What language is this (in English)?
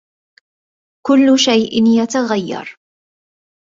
Arabic